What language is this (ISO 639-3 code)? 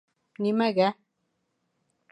bak